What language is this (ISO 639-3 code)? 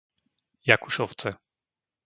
slk